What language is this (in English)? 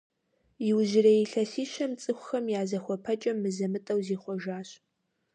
Kabardian